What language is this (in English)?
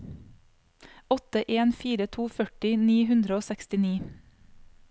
Norwegian